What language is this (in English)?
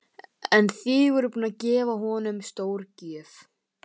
Icelandic